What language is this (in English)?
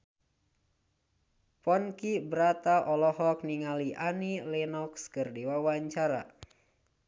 Sundanese